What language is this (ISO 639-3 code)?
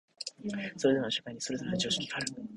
jpn